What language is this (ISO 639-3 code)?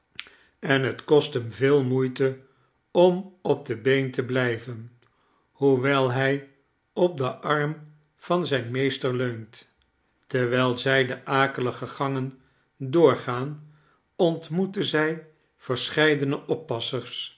nld